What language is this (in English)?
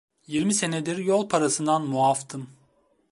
Turkish